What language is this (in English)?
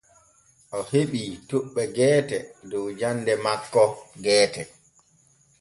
Borgu Fulfulde